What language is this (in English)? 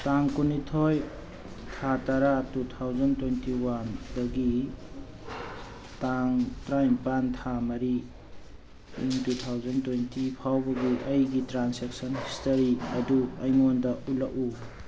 Manipuri